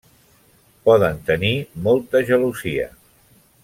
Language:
Catalan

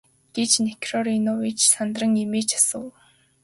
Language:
Mongolian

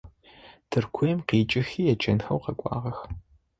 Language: Adyghe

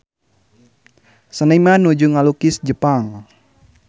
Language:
Sundanese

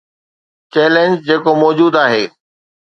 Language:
Sindhi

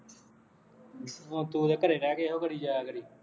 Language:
Punjabi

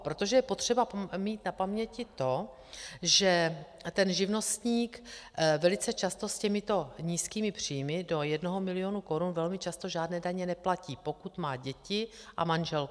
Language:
Czech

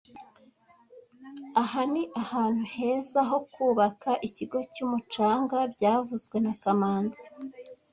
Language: Kinyarwanda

